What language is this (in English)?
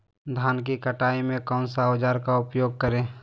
Magahi